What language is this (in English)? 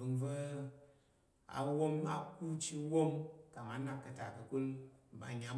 Tarok